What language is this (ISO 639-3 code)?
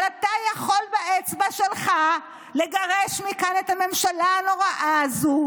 heb